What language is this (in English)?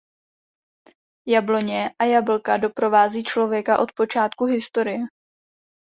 Czech